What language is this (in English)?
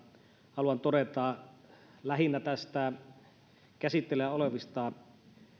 Finnish